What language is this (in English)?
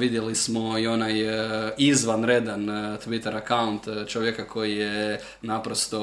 Croatian